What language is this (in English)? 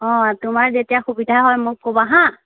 Assamese